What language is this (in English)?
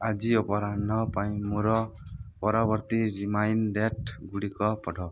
Odia